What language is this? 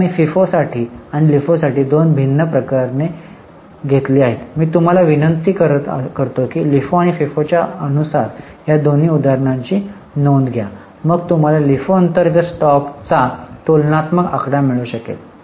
Marathi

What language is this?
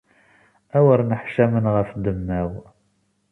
Kabyle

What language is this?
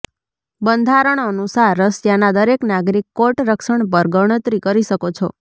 Gujarati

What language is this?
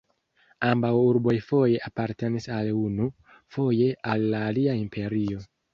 Esperanto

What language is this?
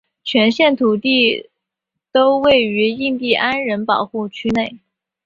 Chinese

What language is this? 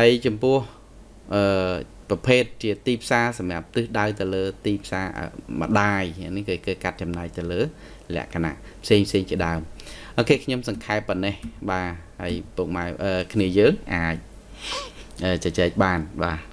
Thai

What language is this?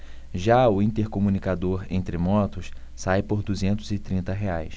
Portuguese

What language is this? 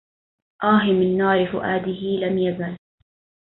Arabic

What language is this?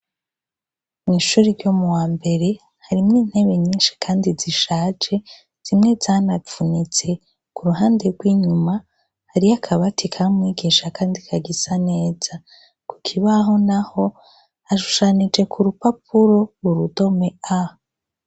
Rundi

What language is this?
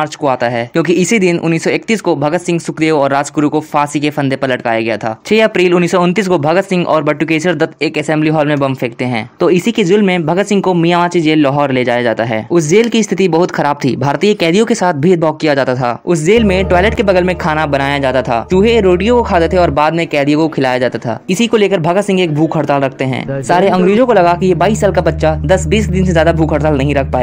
Hindi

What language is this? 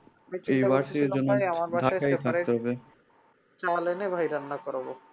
Bangla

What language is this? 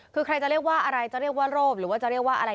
Thai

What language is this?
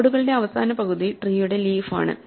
Malayalam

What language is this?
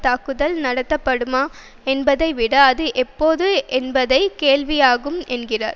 Tamil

